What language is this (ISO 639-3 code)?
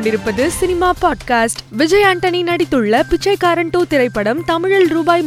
tam